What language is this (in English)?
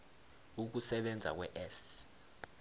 South Ndebele